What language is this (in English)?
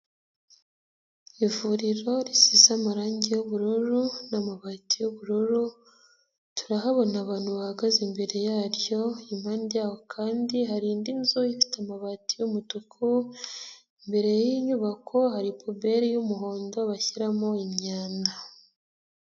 Kinyarwanda